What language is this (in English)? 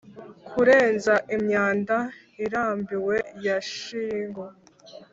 Kinyarwanda